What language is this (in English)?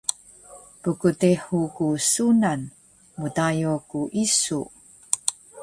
Taroko